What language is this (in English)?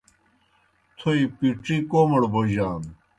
Kohistani Shina